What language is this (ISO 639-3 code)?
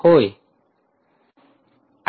mar